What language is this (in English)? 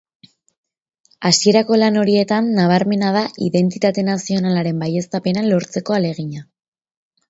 Basque